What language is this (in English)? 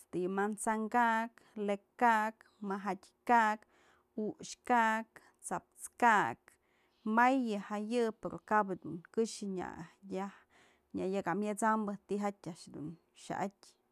Mazatlán Mixe